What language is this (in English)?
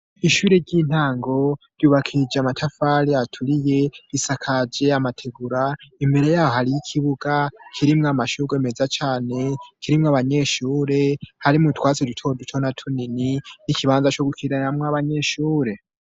Rundi